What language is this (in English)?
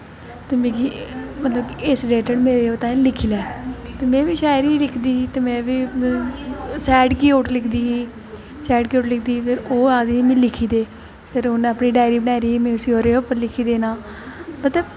Dogri